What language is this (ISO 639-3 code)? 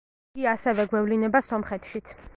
kat